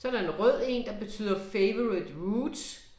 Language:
Danish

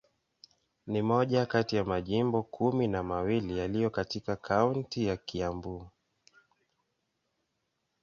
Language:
Swahili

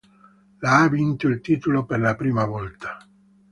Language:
Italian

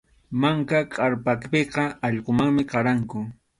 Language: Arequipa-La Unión Quechua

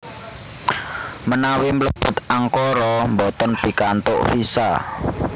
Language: Javanese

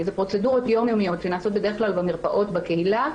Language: Hebrew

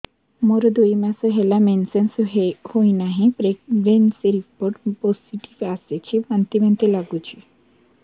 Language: Odia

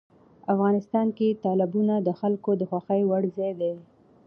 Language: Pashto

